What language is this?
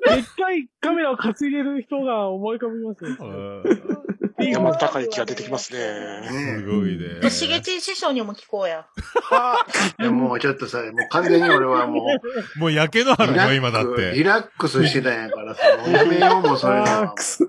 Japanese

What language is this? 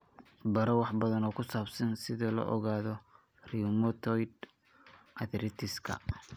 Somali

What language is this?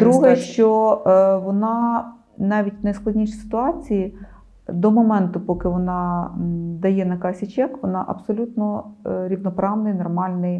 Ukrainian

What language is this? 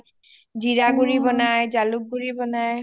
Assamese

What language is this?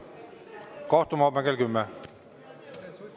Estonian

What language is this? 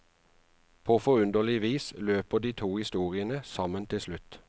Norwegian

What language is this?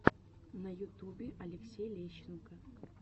Russian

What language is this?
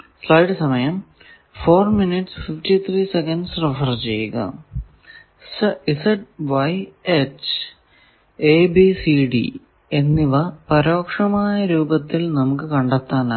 Malayalam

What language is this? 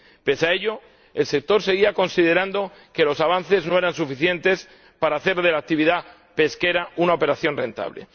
Spanish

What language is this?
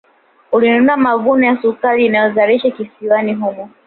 Swahili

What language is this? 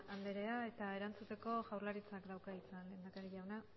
Basque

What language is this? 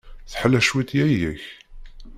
Kabyle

